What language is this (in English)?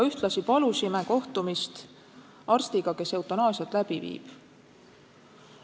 Estonian